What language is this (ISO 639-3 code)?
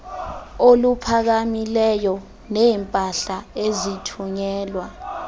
xho